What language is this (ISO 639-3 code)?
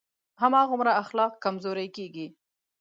pus